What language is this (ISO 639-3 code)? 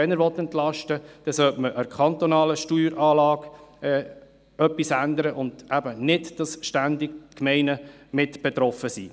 gsw